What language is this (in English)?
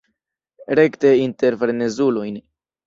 Esperanto